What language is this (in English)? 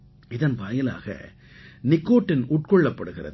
Tamil